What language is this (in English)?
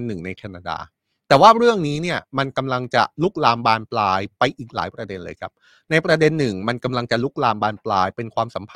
Thai